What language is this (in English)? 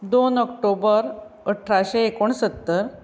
Konkani